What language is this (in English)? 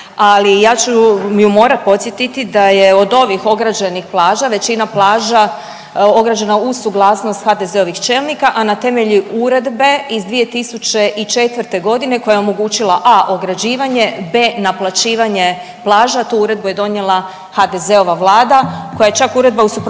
Croatian